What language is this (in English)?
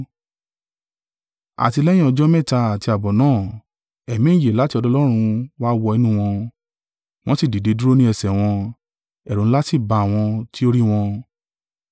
Yoruba